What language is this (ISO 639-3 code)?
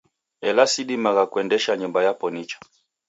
dav